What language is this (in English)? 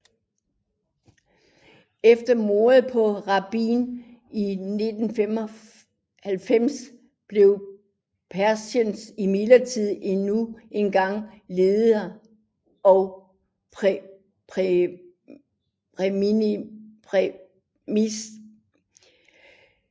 Danish